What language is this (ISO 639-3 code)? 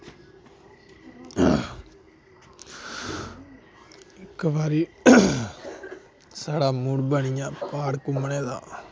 doi